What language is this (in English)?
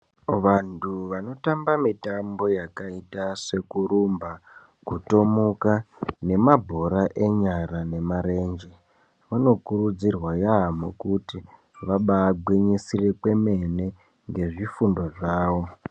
Ndau